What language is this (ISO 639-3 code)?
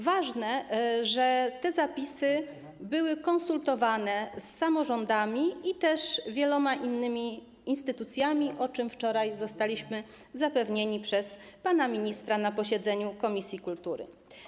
pol